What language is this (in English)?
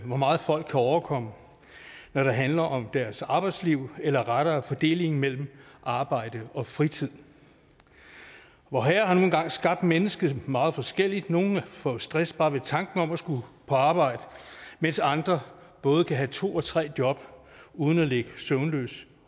Danish